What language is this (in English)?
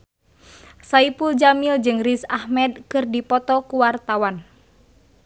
Sundanese